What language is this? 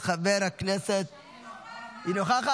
Hebrew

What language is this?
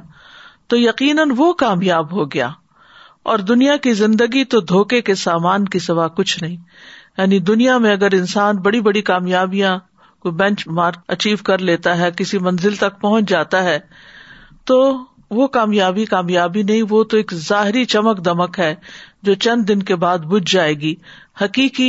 Urdu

